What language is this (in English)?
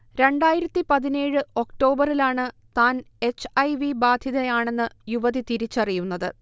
Malayalam